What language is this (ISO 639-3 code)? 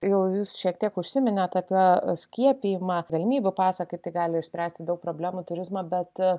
lit